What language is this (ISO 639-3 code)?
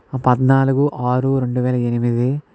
tel